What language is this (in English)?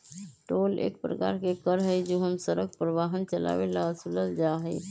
Magahi